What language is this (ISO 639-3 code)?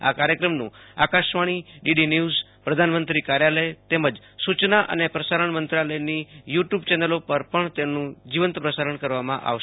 guj